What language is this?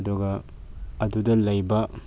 Manipuri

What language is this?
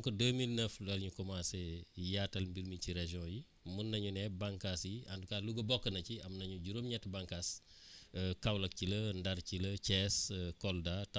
Wolof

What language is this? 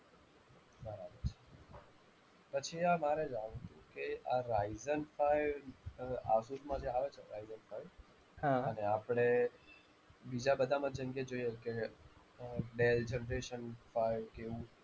Gujarati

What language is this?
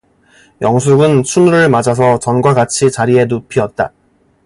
Korean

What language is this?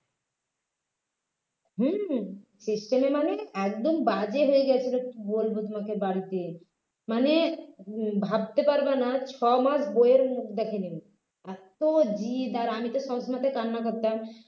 Bangla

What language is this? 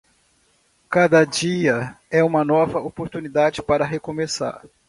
Portuguese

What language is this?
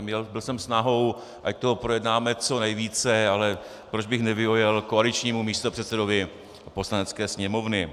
Czech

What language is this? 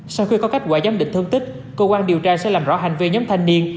Vietnamese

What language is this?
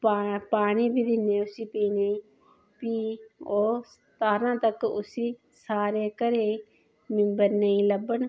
Dogri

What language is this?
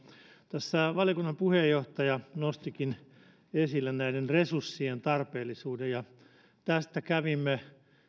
Finnish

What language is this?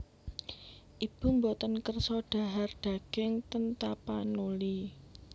Javanese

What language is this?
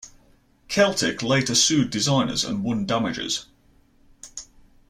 English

